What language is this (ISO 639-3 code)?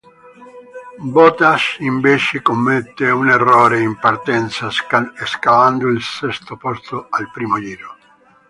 ita